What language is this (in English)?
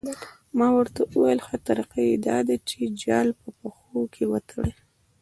Pashto